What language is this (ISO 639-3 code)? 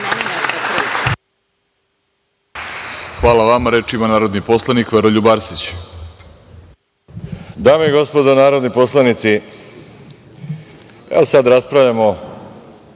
srp